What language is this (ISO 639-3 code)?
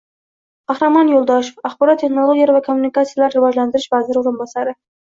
uzb